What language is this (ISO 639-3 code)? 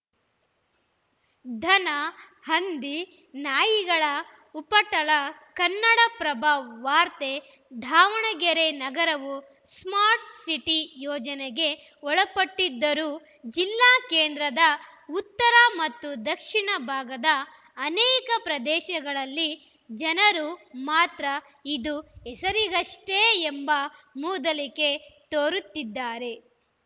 kan